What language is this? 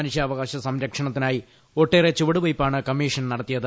Malayalam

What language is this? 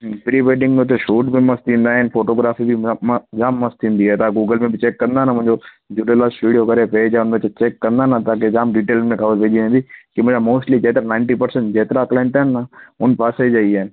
Sindhi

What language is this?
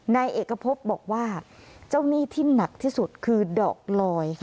Thai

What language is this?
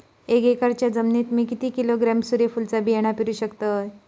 Marathi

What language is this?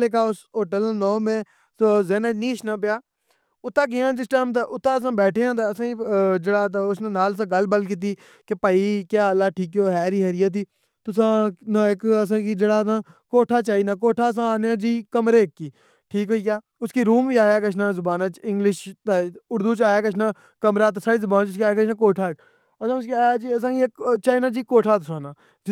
Pahari-Potwari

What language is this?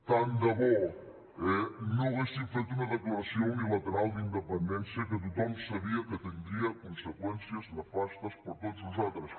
Catalan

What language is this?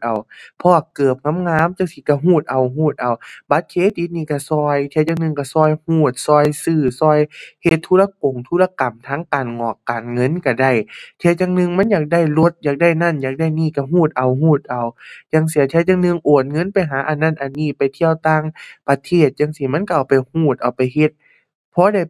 Thai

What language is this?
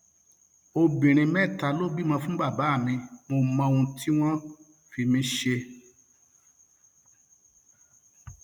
Yoruba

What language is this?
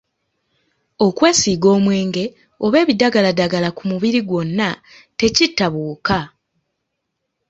Ganda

